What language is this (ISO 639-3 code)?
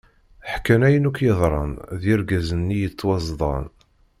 kab